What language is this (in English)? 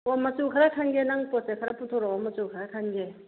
Manipuri